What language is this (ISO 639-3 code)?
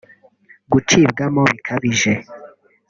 kin